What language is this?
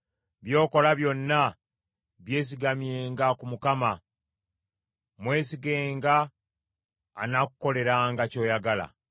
Ganda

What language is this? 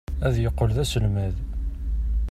Kabyle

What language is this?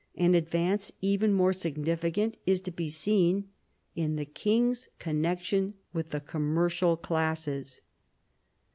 English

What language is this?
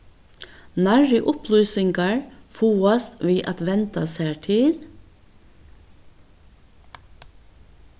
Faroese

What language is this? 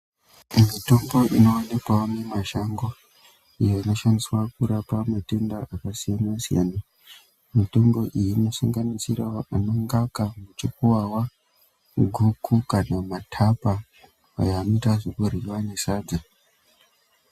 Ndau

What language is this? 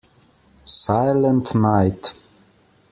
English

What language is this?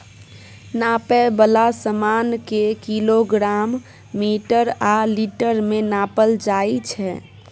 Maithili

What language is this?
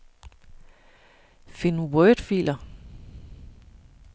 Danish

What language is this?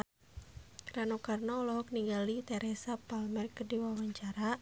Sundanese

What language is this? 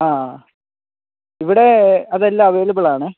Malayalam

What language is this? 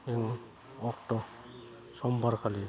Bodo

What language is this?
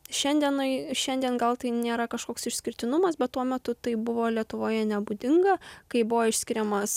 Lithuanian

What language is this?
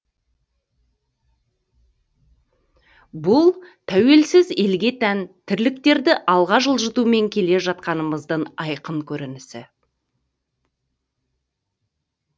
Kazakh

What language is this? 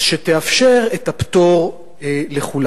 Hebrew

